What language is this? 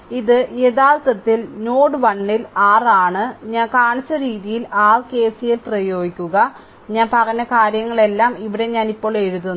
Malayalam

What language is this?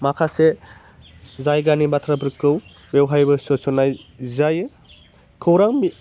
Bodo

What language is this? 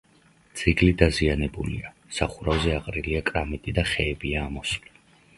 Georgian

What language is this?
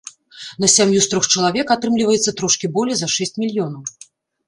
Belarusian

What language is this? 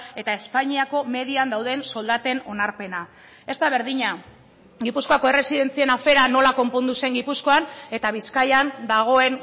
Basque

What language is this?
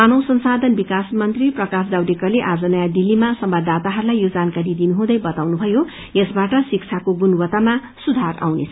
Nepali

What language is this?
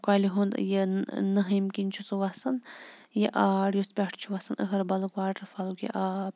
Kashmiri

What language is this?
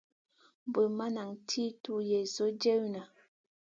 Masana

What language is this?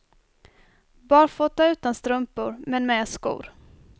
Swedish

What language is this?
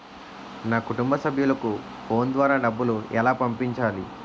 Telugu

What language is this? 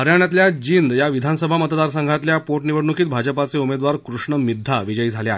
Marathi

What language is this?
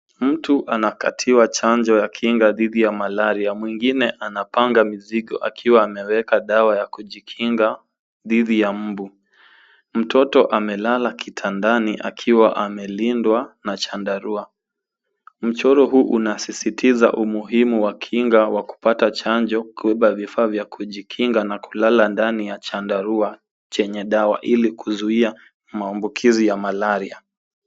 Swahili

